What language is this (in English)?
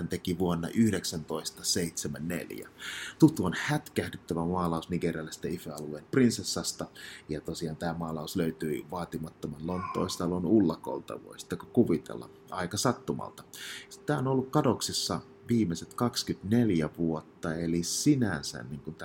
Finnish